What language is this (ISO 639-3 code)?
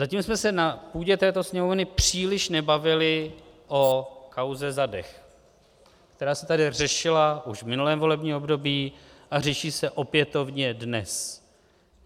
ces